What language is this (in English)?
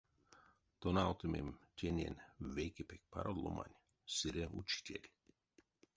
Erzya